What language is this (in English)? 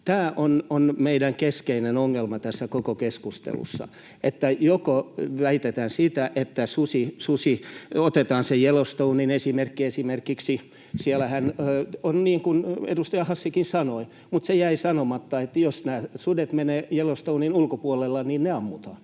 Finnish